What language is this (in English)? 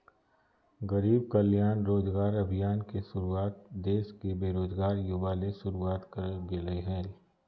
Magahi